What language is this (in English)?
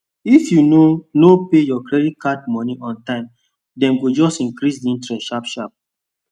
Nigerian Pidgin